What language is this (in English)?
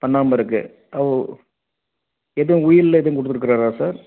Tamil